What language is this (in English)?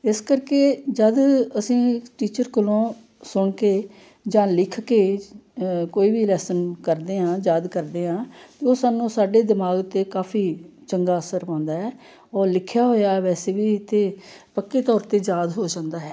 Punjabi